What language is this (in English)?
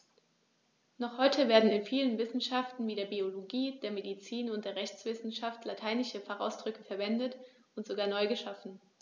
German